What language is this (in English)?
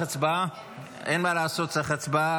Hebrew